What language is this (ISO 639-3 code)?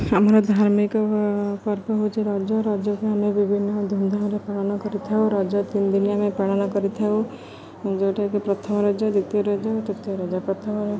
ori